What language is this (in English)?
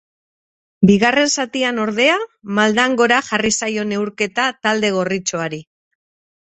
Basque